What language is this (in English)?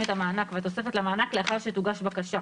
Hebrew